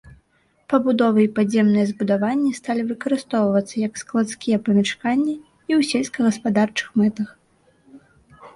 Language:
Belarusian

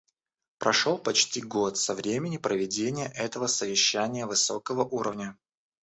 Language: Russian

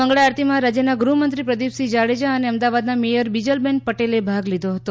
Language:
Gujarati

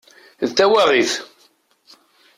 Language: Kabyle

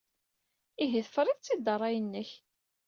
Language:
Kabyle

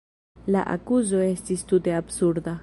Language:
Esperanto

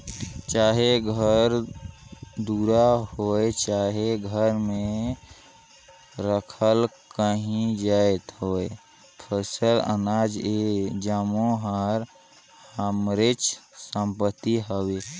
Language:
Chhattisgarhi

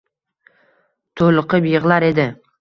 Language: Uzbek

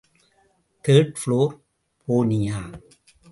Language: Tamil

